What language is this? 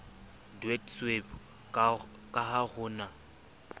Southern Sotho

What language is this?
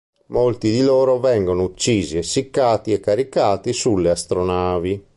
Italian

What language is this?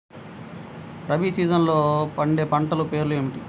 Telugu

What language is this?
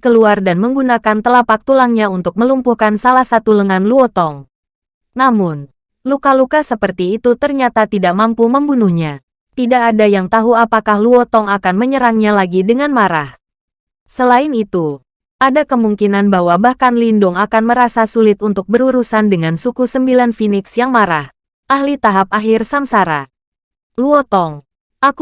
Indonesian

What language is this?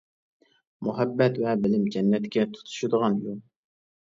Uyghur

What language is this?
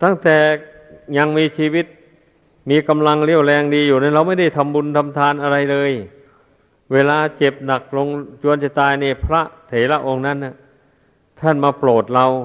Thai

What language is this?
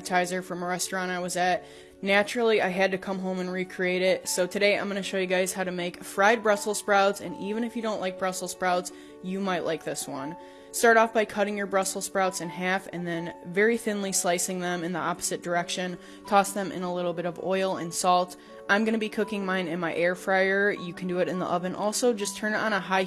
English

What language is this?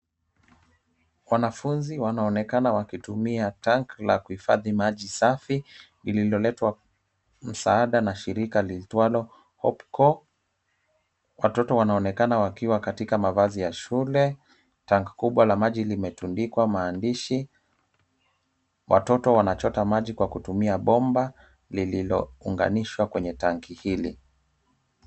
Swahili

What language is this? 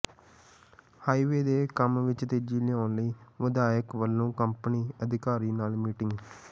Punjabi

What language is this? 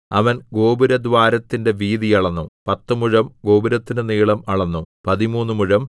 Malayalam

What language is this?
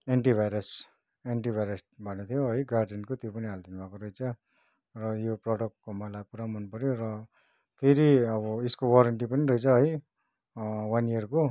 Nepali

